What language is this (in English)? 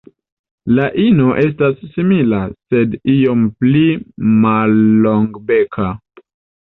Esperanto